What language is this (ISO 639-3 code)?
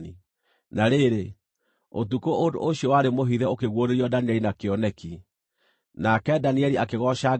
kik